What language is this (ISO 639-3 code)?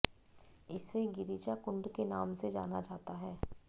hin